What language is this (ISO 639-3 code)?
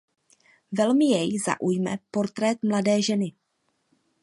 ces